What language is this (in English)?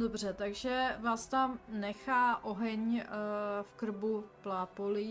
Czech